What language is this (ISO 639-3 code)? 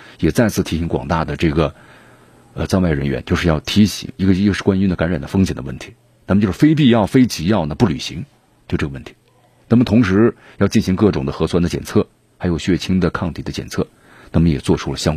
zho